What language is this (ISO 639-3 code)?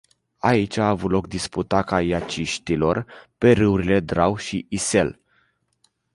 ron